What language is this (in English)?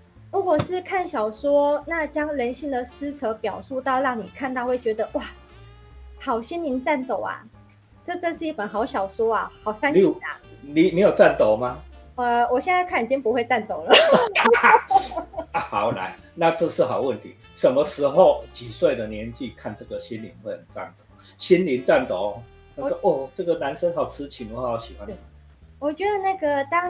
Chinese